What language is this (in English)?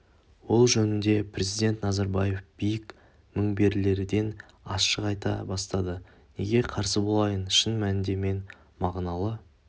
Kazakh